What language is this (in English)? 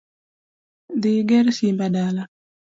Luo (Kenya and Tanzania)